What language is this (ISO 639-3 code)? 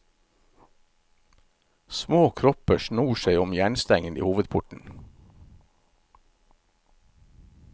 nor